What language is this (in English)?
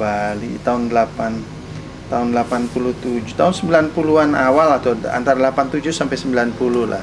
Indonesian